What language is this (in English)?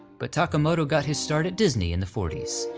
English